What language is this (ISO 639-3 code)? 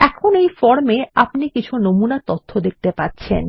ben